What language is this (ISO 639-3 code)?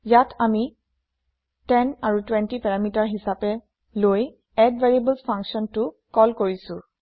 asm